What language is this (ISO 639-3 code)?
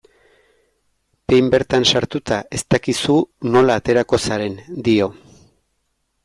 eus